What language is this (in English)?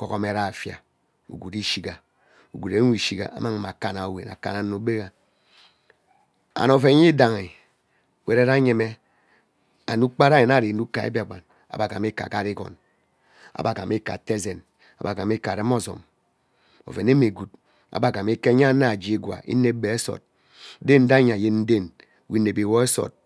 Ubaghara